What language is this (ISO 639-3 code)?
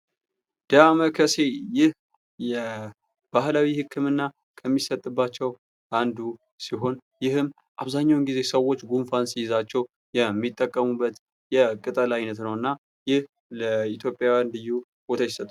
amh